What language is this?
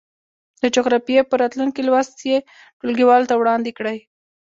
Pashto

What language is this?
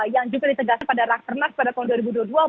Indonesian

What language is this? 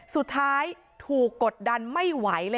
Thai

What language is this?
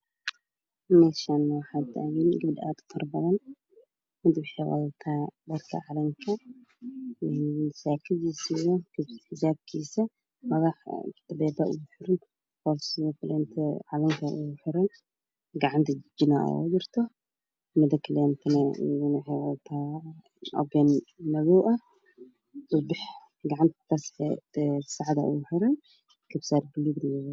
Somali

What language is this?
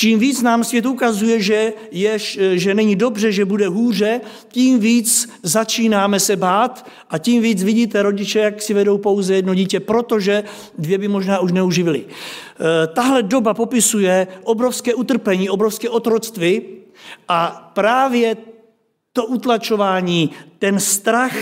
Czech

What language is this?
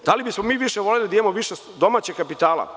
Serbian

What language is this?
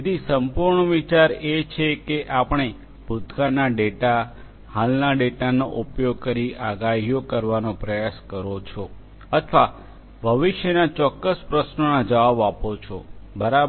Gujarati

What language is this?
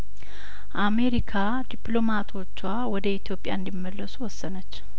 Amharic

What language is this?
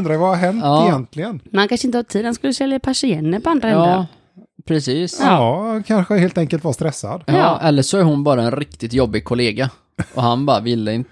Swedish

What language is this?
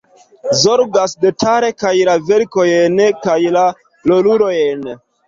Esperanto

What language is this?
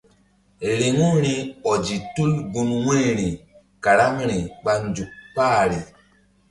Mbum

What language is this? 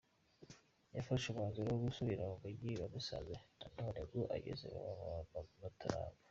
Kinyarwanda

